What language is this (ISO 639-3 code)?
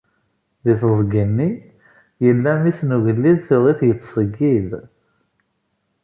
kab